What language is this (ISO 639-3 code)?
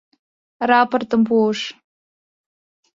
chm